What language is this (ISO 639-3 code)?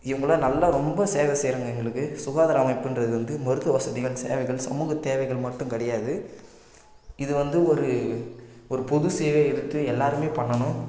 tam